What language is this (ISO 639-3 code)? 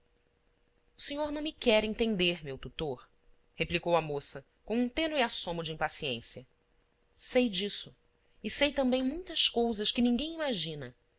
por